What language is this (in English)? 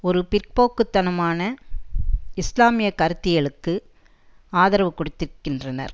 Tamil